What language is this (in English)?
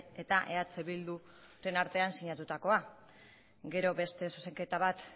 Basque